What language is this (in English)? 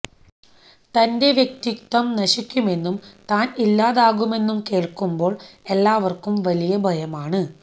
Malayalam